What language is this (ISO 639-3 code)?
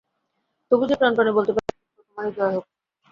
ben